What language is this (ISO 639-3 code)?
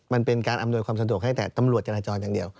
tha